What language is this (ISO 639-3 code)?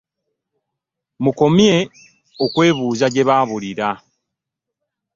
lug